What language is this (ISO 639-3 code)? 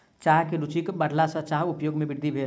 mai